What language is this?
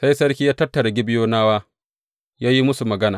Hausa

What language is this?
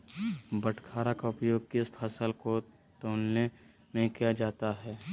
Magahi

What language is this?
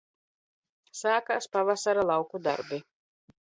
Latvian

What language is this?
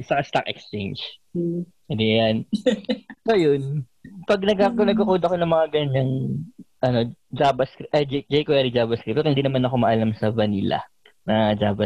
Filipino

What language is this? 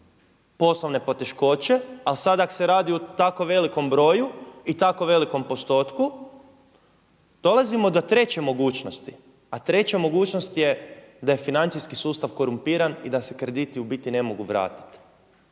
Croatian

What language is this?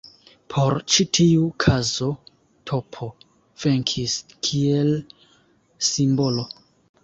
Esperanto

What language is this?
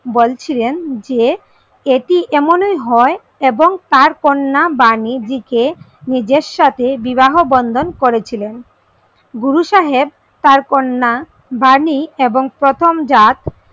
Bangla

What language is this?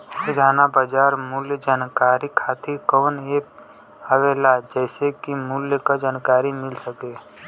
Bhojpuri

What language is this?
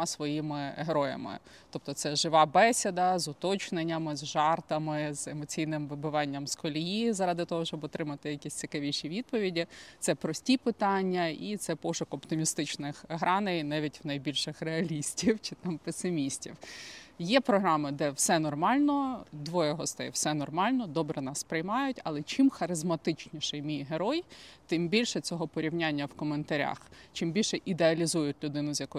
Ukrainian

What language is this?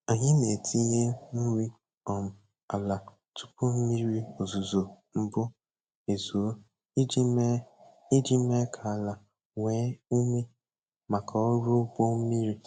Igbo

